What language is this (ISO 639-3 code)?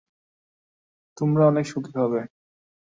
ben